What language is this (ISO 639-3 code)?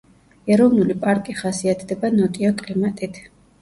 kat